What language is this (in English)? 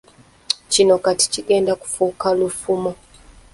Ganda